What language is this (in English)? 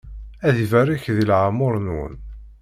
Kabyle